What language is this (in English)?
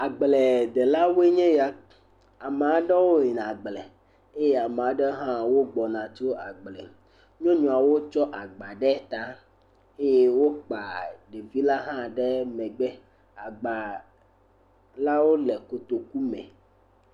Ewe